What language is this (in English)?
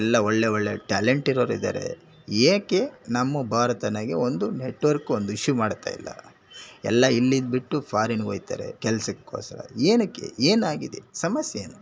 Kannada